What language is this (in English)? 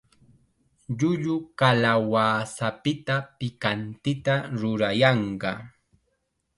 Chiquián Ancash Quechua